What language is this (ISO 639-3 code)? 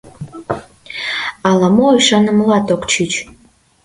chm